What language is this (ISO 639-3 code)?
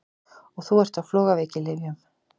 isl